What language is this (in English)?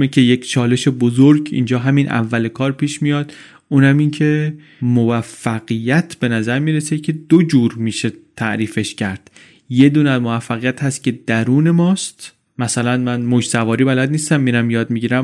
Persian